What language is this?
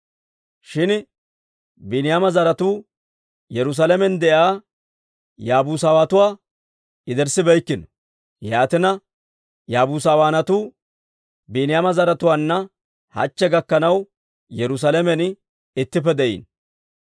Dawro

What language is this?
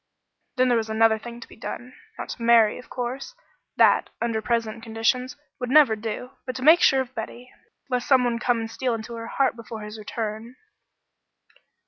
English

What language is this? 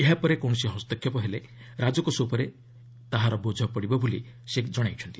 Odia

